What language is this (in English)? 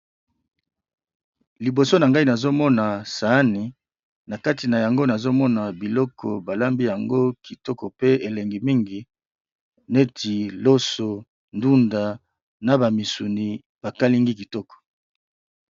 Lingala